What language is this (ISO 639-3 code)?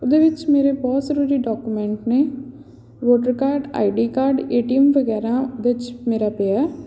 pan